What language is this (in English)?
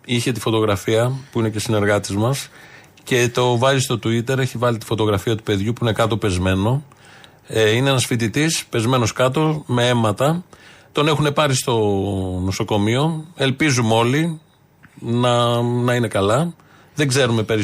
Greek